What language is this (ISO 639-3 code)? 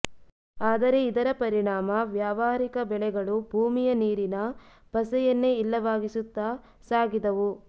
kan